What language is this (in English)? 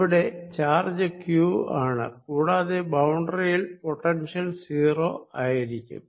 Malayalam